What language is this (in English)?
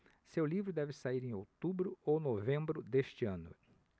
Portuguese